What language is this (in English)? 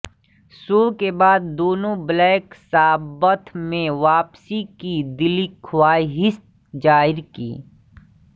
Hindi